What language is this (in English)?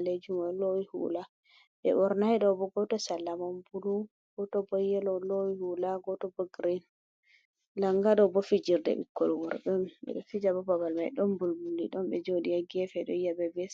Fula